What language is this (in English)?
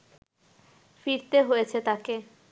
Bangla